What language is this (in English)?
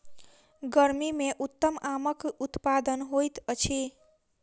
Maithili